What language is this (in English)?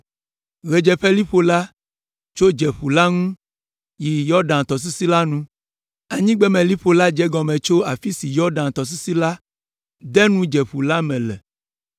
Ewe